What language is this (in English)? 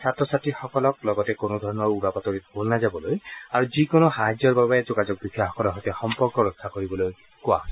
Assamese